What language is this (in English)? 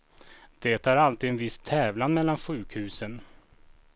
Swedish